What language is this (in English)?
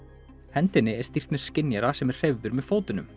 Icelandic